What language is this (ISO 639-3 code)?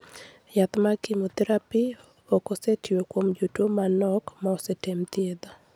luo